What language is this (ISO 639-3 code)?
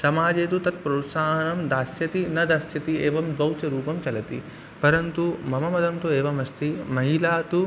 san